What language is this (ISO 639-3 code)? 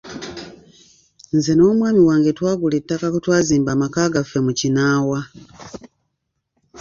lug